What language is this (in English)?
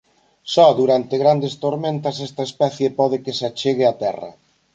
Galician